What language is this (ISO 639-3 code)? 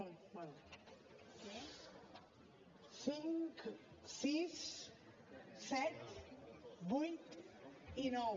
cat